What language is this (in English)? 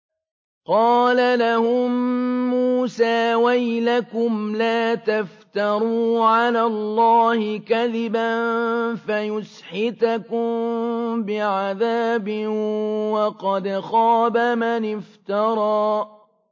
Arabic